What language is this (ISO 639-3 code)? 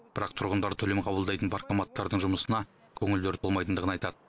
kaz